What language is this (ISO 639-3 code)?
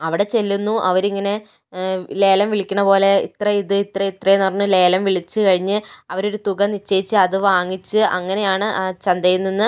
mal